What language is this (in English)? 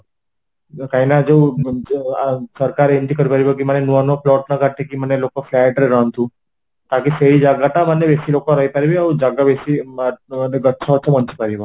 Odia